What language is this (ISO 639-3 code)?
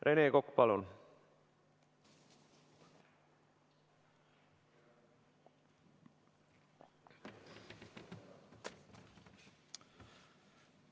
est